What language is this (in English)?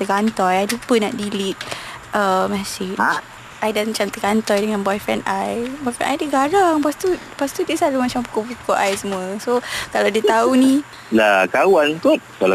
Malay